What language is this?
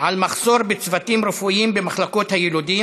Hebrew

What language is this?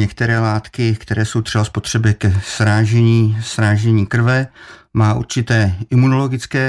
Czech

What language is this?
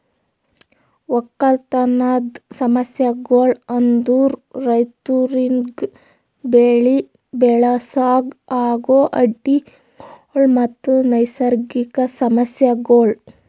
Kannada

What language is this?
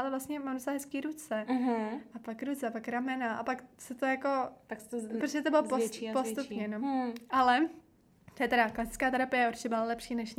Czech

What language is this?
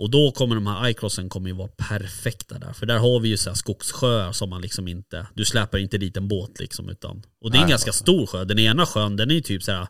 Swedish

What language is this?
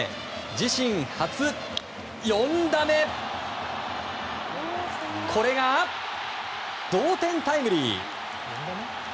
Japanese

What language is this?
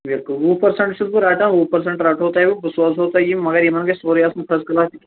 Kashmiri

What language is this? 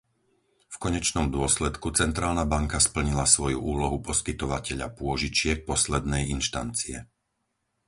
Slovak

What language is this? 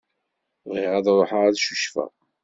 Kabyle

